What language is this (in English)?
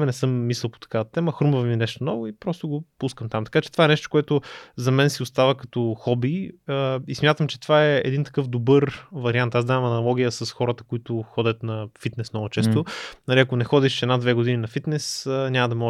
Bulgarian